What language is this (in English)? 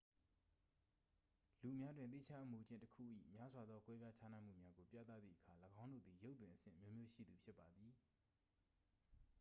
Burmese